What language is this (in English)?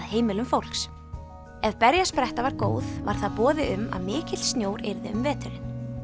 Icelandic